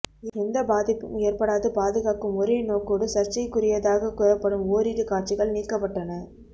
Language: Tamil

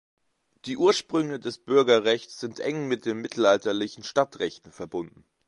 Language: German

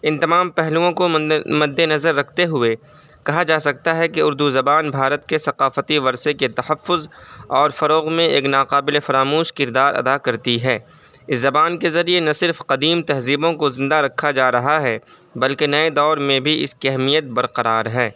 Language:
Urdu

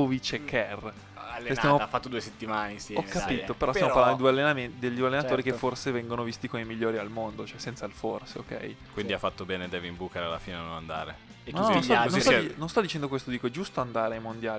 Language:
Italian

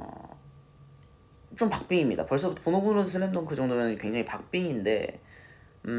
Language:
Korean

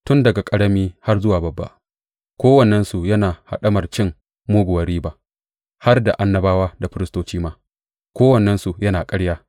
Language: Hausa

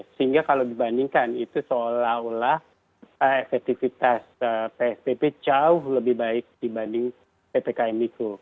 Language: Indonesian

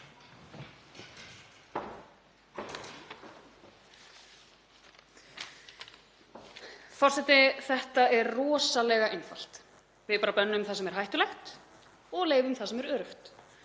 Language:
Icelandic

